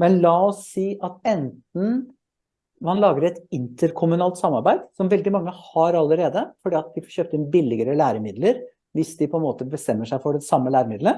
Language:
Norwegian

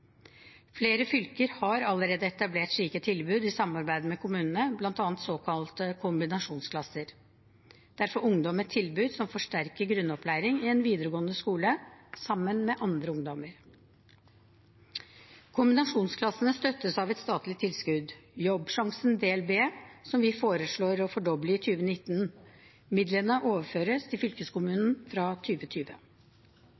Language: Norwegian Bokmål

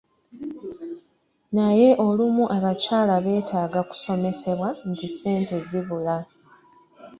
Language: Ganda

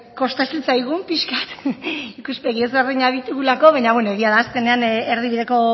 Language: Basque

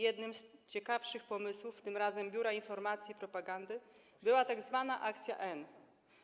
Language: Polish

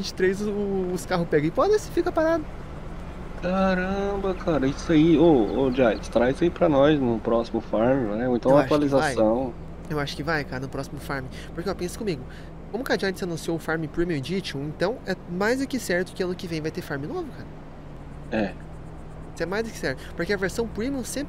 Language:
Portuguese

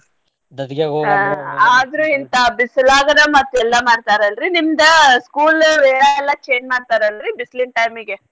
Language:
Kannada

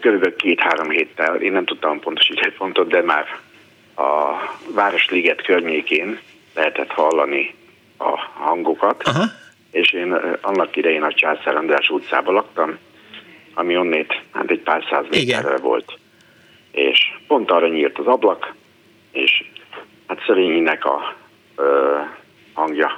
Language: Hungarian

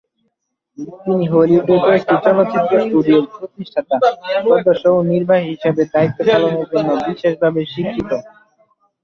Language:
Bangla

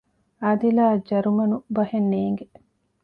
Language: Divehi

